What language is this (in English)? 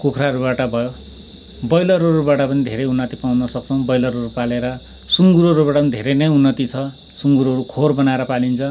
Nepali